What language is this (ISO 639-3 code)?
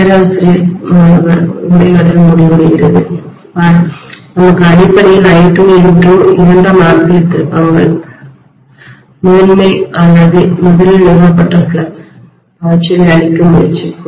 tam